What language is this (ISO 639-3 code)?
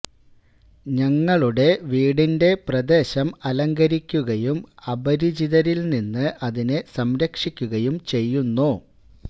mal